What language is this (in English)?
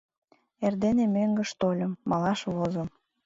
Mari